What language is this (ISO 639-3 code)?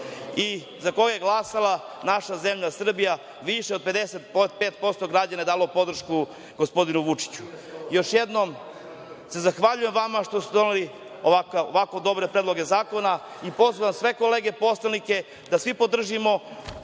srp